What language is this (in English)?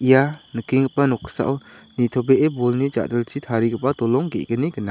Garo